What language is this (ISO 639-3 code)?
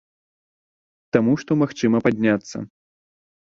bel